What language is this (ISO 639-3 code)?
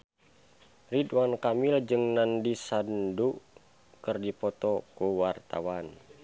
sun